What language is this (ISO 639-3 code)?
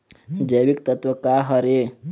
hne